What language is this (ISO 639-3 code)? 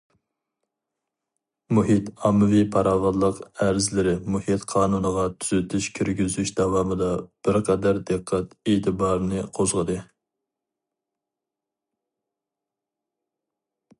uig